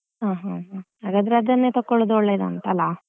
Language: Kannada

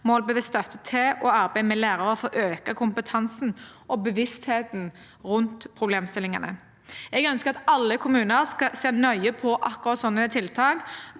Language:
Norwegian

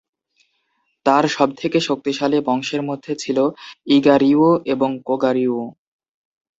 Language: Bangla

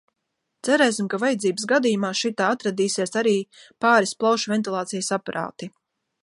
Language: Latvian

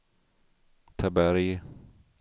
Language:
Swedish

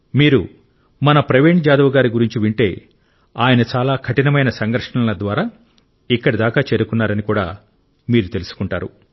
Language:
Telugu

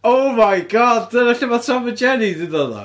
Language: Welsh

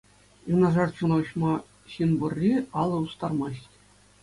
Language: Chuvash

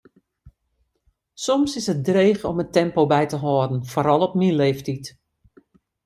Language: Western Frisian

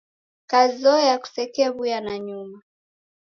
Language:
Taita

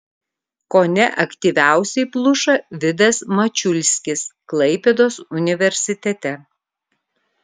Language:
Lithuanian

